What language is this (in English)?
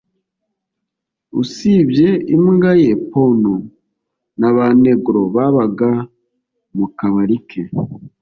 Kinyarwanda